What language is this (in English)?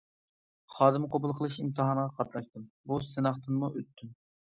Uyghur